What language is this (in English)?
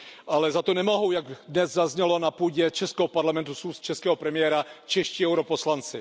Czech